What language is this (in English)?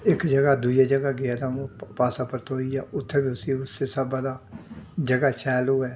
Dogri